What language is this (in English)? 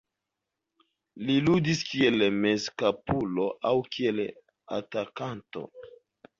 Esperanto